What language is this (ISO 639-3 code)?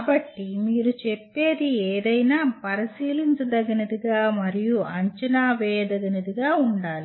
tel